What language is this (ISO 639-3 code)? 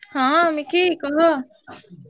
ori